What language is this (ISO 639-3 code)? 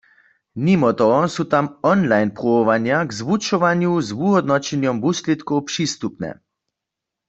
hsb